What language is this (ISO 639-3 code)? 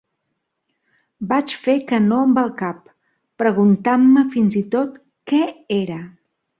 cat